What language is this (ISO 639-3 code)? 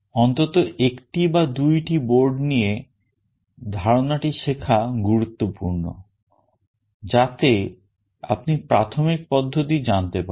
ben